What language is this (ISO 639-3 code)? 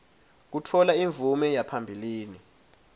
ssw